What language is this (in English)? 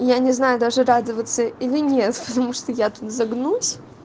Russian